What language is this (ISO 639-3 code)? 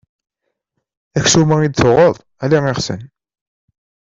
kab